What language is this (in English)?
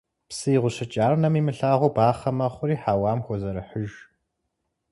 Kabardian